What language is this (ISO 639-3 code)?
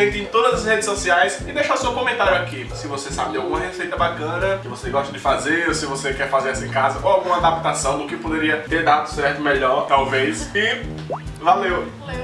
por